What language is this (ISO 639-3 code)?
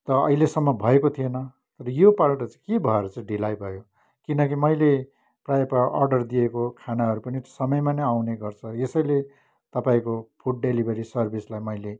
nep